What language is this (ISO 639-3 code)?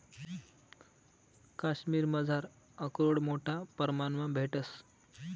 mar